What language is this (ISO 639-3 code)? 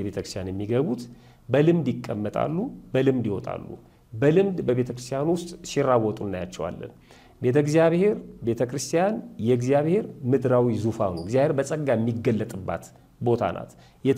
ara